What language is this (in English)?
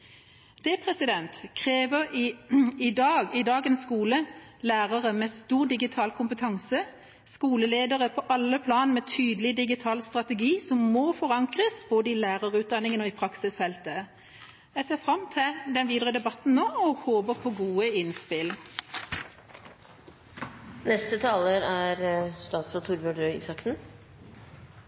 Norwegian Bokmål